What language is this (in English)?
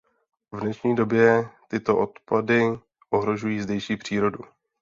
Czech